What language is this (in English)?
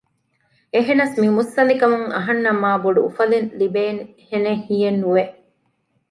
Divehi